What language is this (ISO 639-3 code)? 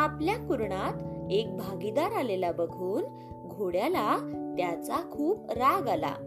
mar